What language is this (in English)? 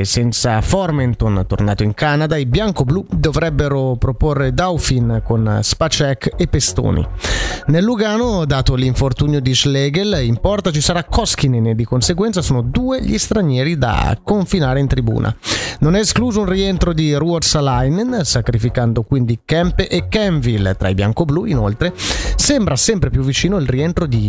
Italian